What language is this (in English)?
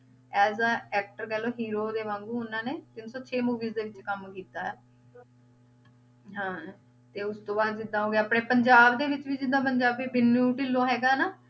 Punjabi